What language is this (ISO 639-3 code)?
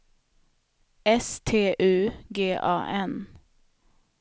swe